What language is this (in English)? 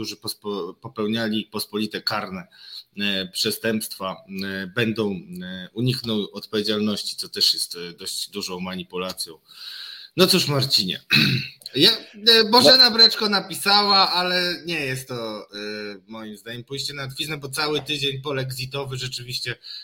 Polish